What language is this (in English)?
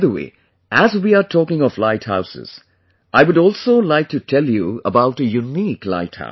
English